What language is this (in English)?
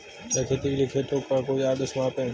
Hindi